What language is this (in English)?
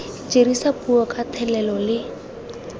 Tswana